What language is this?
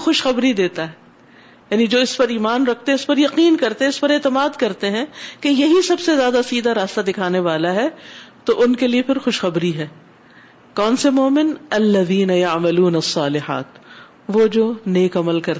Urdu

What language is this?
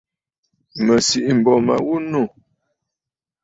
Bafut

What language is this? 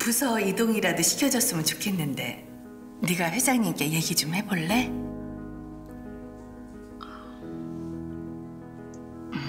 Korean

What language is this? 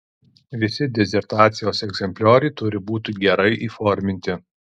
Lithuanian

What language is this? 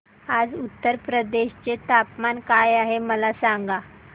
Marathi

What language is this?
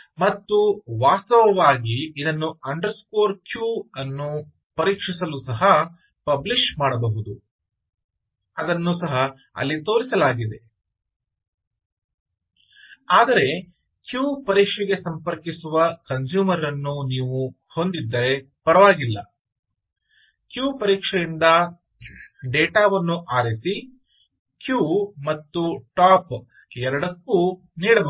Kannada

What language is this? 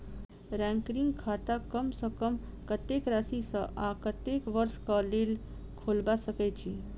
Maithili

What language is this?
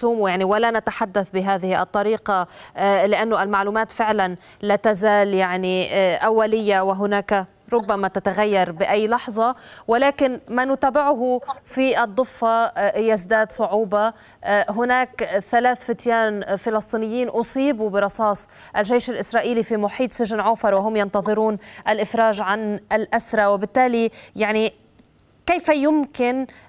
Arabic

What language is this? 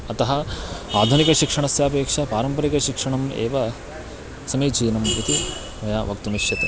Sanskrit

